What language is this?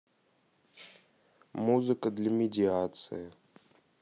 Russian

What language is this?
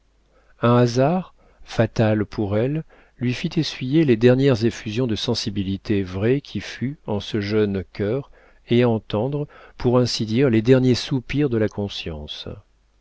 French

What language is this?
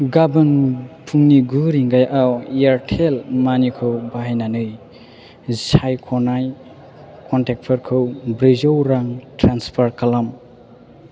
Bodo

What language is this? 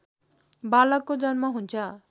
Nepali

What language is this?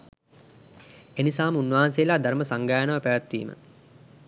Sinhala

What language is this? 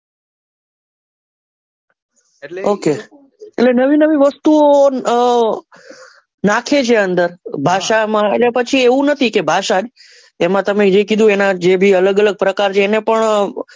Gujarati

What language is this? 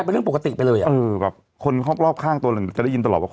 Thai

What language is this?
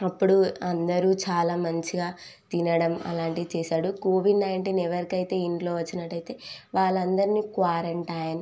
Telugu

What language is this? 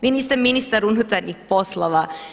Croatian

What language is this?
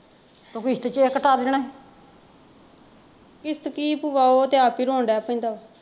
Punjabi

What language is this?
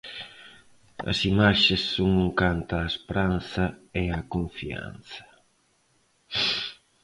Galician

